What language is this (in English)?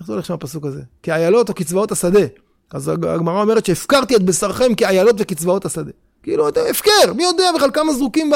Hebrew